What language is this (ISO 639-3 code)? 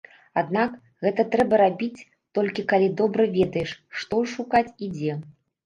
bel